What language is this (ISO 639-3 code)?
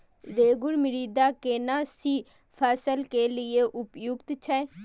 mai